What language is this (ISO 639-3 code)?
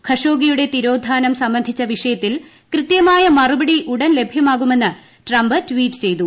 mal